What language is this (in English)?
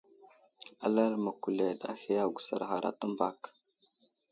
Wuzlam